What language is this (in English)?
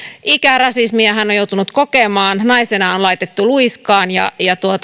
Finnish